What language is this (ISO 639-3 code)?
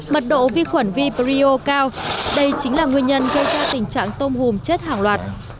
vie